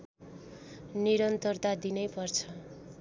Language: Nepali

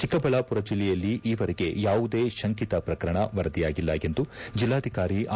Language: Kannada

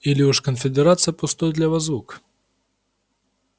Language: Russian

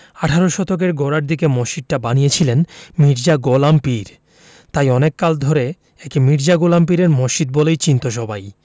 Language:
Bangla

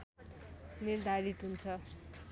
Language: Nepali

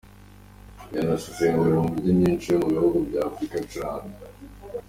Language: Kinyarwanda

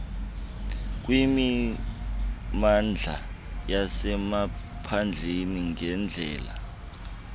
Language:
Xhosa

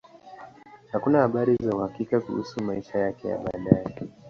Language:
Swahili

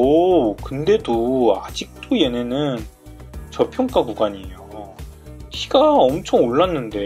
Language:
Korean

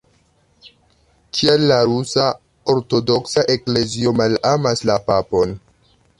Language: Esperanto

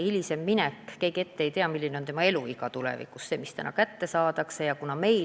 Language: Estonian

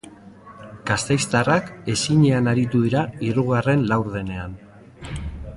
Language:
Basque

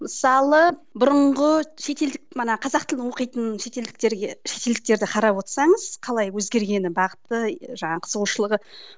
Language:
Kazakh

